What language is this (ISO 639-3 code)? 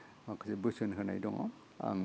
brx